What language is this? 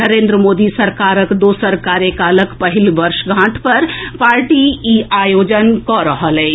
Maithili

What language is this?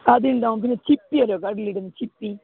Malayalam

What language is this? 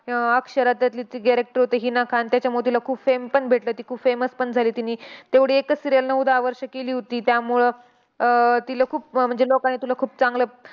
Marathi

